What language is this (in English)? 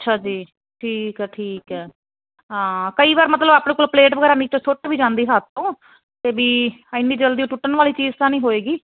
Punjabi